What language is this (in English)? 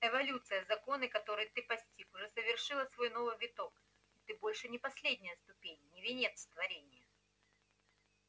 Russian